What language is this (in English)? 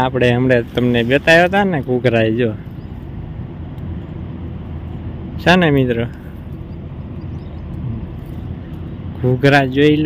Gujarati